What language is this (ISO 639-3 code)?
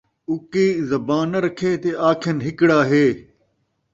skr